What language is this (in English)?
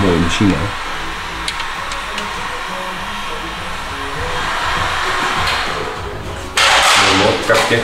Dutch